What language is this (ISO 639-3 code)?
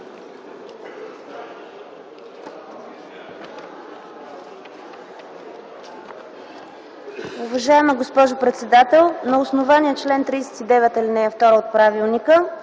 bul